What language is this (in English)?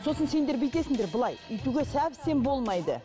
Kazakh